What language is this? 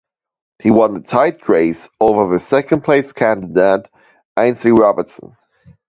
English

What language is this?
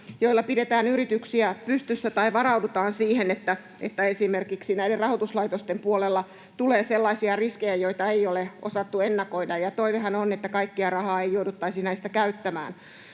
Finnish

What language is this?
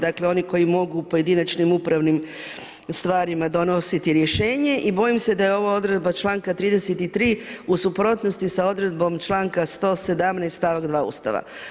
Croatian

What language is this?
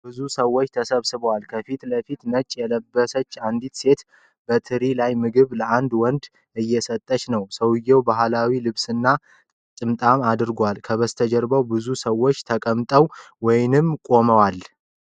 Amharic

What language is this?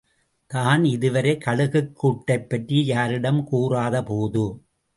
Tamil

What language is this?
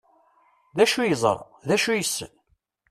Kabyle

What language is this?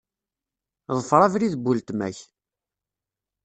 Kabyle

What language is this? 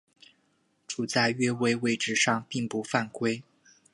Chinese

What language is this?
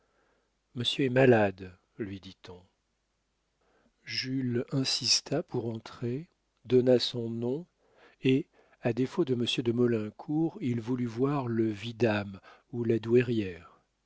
French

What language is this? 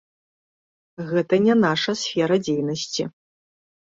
Belarusian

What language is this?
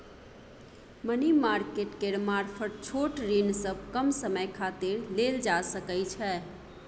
Maithili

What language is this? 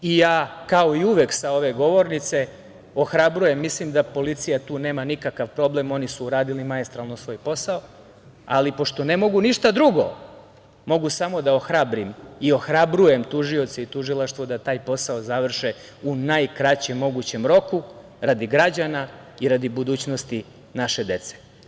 Serbian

